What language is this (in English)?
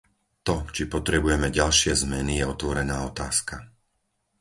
Slovak